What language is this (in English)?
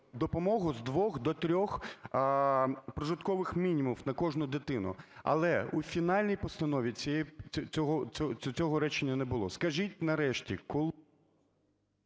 Ukrainian